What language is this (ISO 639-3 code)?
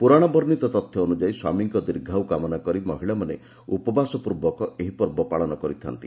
ori